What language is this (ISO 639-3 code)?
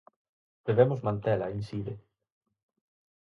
glg